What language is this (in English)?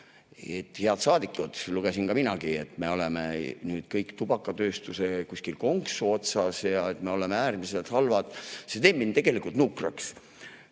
Estonian